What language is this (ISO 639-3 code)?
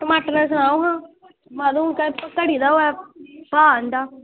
doi